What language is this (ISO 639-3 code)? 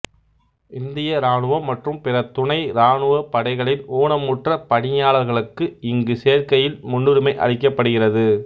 tam